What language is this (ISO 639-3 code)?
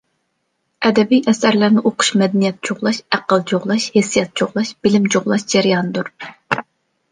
uig